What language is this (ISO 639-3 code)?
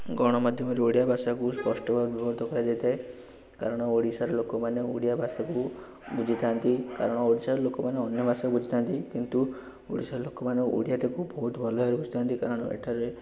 ori